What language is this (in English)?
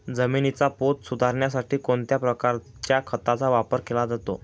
Marathi